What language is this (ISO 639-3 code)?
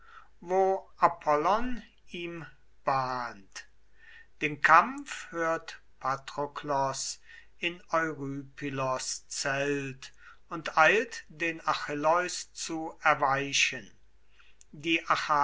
deu